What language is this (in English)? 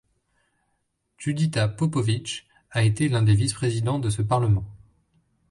French